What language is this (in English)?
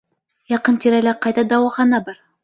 Bashkir